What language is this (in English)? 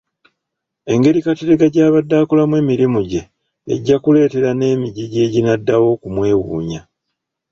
Ganda